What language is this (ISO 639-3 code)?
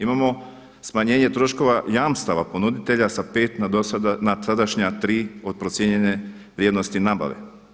hrv